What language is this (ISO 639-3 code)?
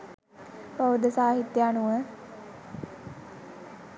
sin